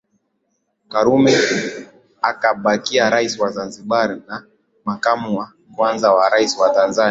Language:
Swahili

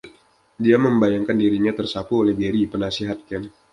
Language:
Indonesian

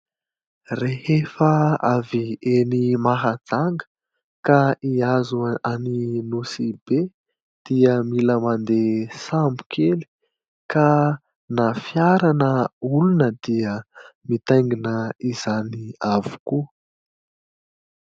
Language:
Malagasy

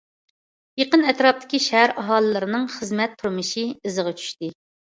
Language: Uyghur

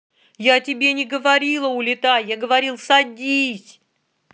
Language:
Russian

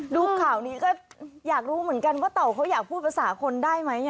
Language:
Thai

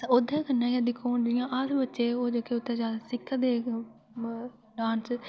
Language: Dogri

